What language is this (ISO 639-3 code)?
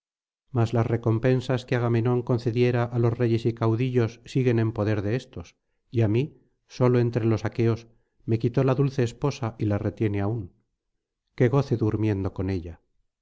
spa